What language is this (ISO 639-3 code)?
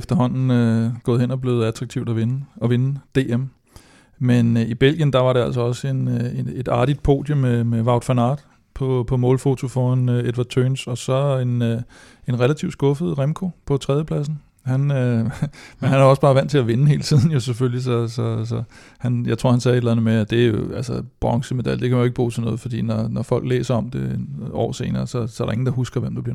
dan